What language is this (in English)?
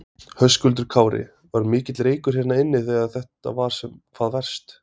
Icelandic